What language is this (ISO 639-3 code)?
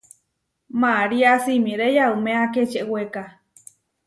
var